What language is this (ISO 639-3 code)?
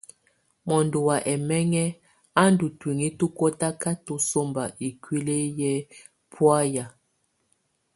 tvu